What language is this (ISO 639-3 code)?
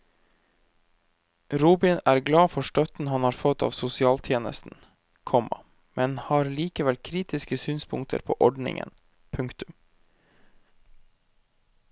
nor